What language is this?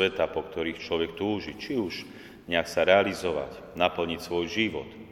Slovak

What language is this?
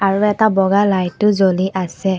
Assamese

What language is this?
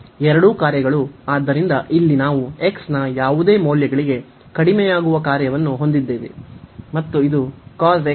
Kannada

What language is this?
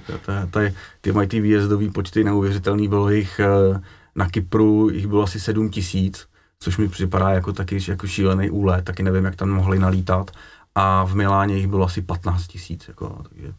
Czech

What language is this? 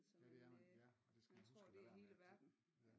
Danish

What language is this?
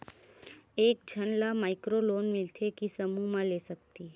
Chhattisgarhi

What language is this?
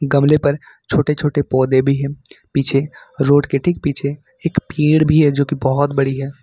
Hindi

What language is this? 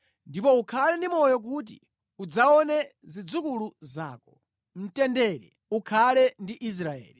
Nyanja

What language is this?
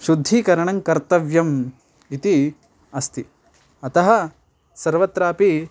Sanskrit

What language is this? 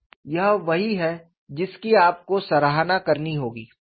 Hindi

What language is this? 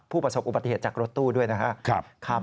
Thai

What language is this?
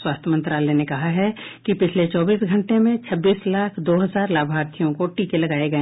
Hindi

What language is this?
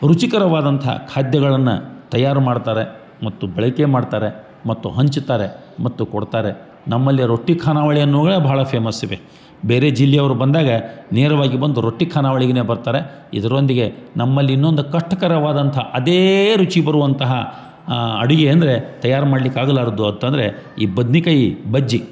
Kannada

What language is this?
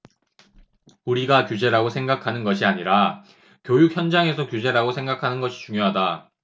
Korean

